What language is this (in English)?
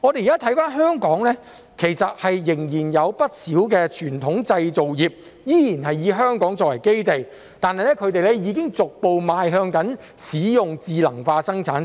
Cantonese